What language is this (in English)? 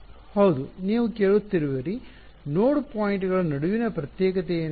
Kannada